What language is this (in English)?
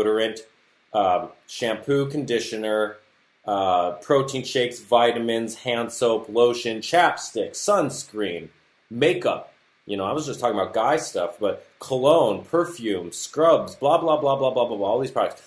English